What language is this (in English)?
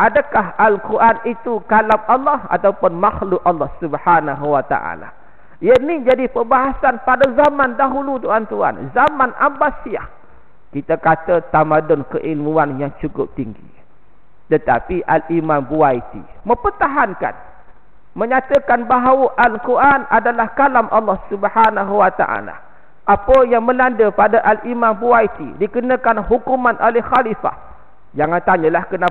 Malay